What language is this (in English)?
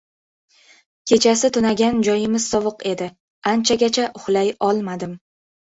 Uzbek